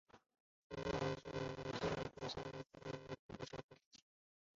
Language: Chinese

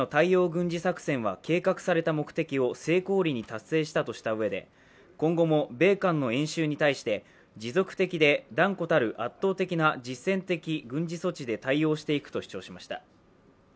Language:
Japanese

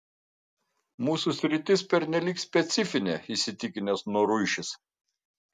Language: Lithuanian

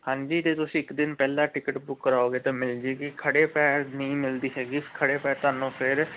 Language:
Punjabi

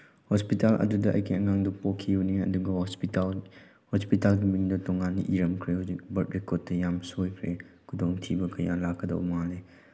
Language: Manipuri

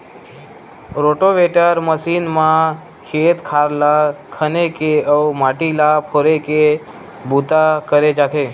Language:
Chhattisgarhi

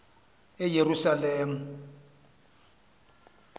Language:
Xhosa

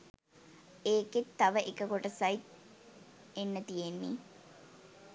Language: Sinhala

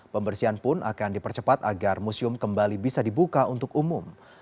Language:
Indonesian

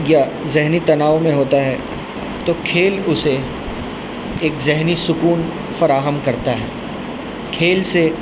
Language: Urdu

